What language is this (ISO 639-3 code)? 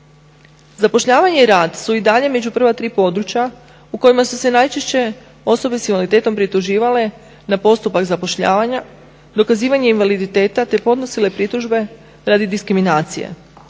hrv